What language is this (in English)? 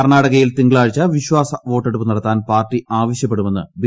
Malayalam